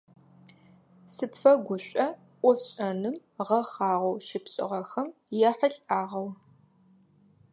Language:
Adyghe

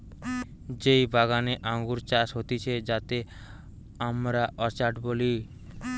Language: Bangla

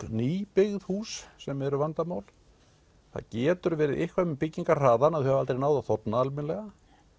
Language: Icelandic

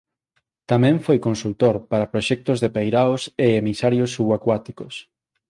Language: Galician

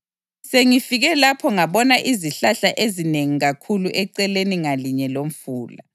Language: North Ndebele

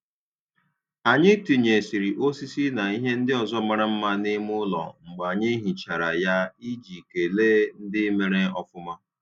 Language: Igbo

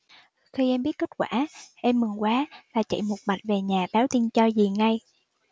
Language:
Vietnamese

